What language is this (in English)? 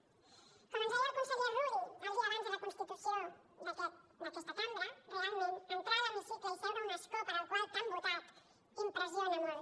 Catalan